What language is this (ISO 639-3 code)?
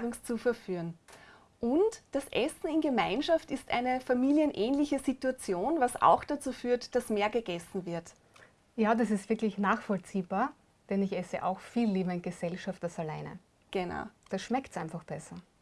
deu